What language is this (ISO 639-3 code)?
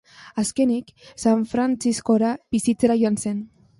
eus